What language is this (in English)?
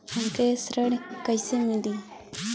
Bhojpuri